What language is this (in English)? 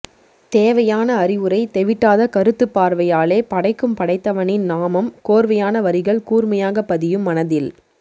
Tamil